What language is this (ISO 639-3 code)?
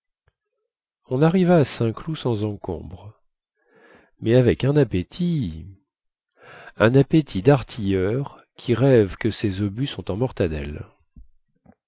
fra